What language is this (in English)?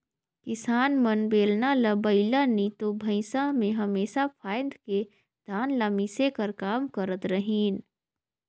Chhattisgarhi